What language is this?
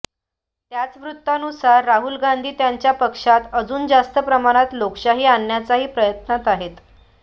Marathi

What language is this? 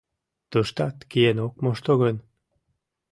Mari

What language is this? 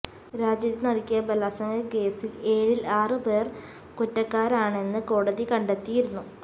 Malayalam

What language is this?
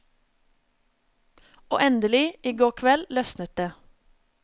Norwegian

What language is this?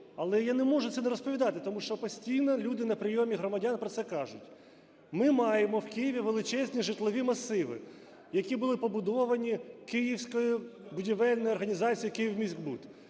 Ukrainian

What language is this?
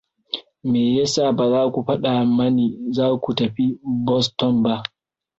Hausa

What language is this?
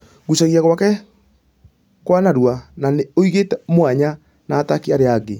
Kikuyu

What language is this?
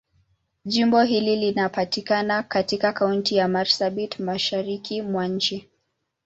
Swahili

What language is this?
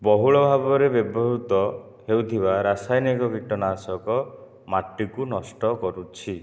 Odia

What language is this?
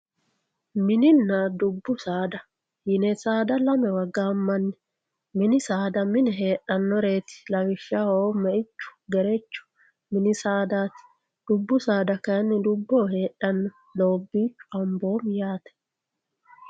Sidamo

